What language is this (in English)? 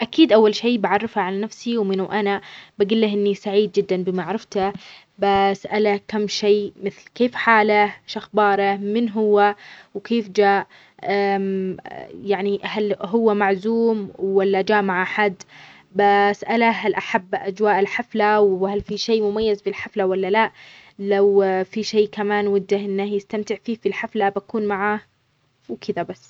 Omani Arabic